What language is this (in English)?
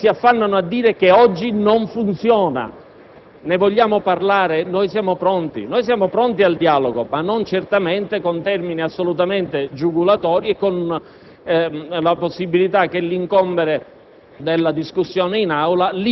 Italian